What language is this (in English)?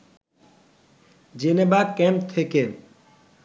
Bangla